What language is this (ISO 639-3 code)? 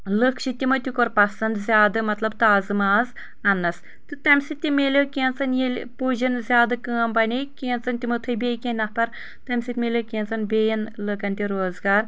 kas